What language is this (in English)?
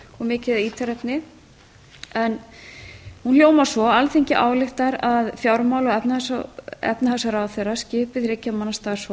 Icelandic